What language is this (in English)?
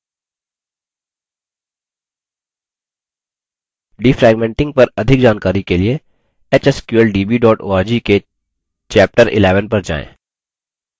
Hindi